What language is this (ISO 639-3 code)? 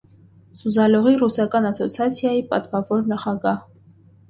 hye